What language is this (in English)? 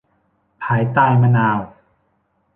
Thai